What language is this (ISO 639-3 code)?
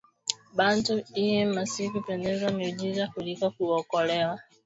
swa